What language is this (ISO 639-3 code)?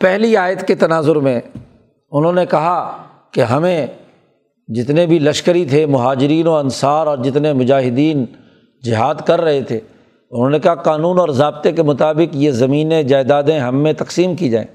urd